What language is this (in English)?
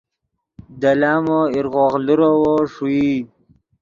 Yidgha